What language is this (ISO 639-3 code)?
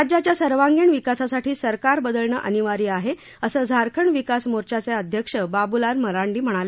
mar